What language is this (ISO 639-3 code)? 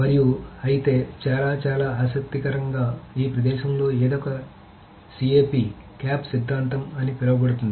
tel